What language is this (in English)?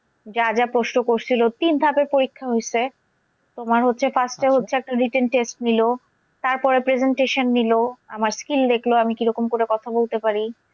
Bangla